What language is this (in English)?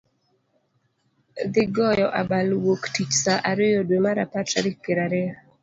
Luo (Kenya and Tanzania)